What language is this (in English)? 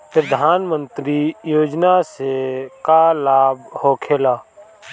Bhojpuri